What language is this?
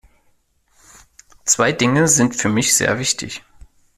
German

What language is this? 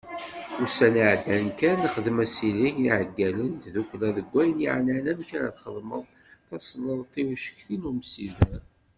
Kabyle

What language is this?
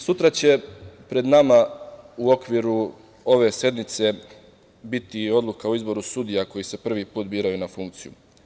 Serbian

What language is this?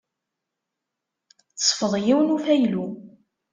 Kabyle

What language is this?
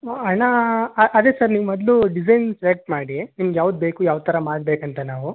Kannada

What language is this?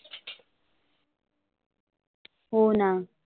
Marathi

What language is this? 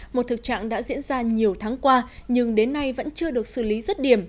Vietnamese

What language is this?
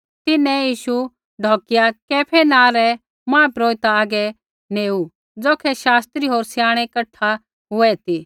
Kullu Pahari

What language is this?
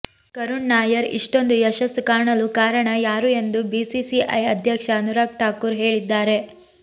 Kannada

